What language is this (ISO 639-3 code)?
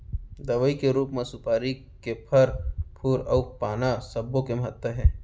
hne